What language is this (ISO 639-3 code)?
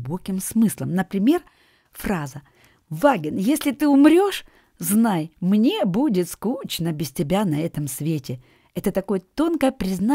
rus